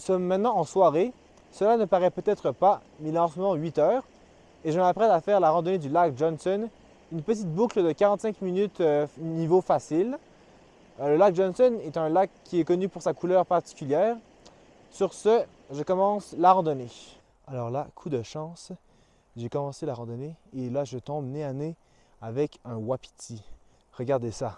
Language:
French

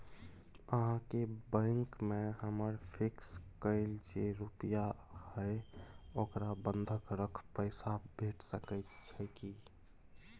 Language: Maithili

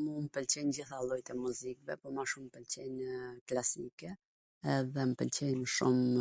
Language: Gheg Albanian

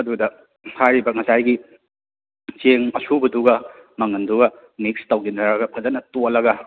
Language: Manipuri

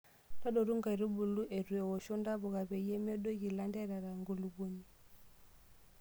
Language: Masai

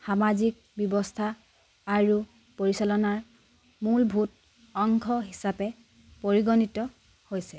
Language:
Assamese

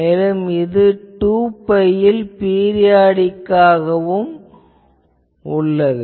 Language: Tamil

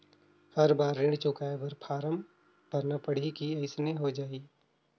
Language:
Chhattisgarhi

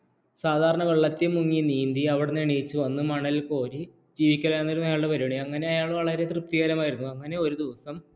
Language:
Malayalam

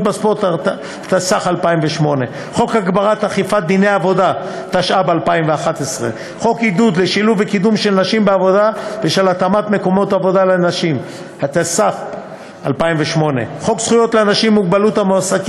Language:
Hebrew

